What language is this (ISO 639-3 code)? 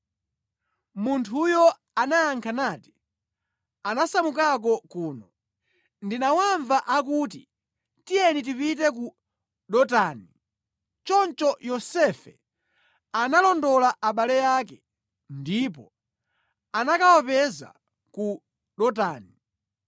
nya